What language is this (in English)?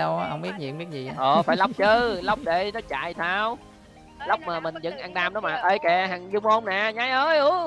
Vietnamese